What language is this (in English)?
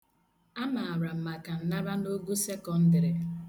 Igbo